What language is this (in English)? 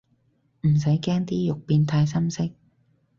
Cantonese